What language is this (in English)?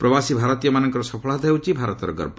Odia